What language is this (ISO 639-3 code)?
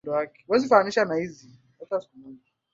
swa